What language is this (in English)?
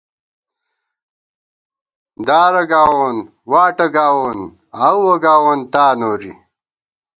Gawar-Bati